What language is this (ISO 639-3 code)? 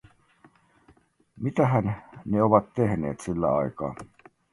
fin